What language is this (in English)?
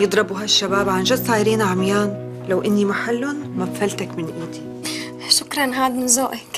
Arabic